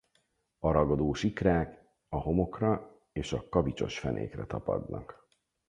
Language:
Hungarian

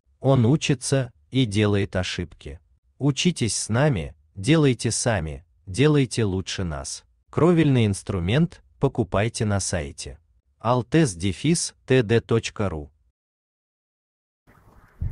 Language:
Russian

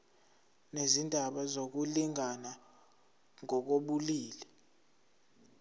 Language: Zulu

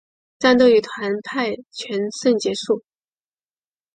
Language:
Chinese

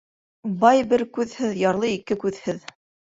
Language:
Bashkir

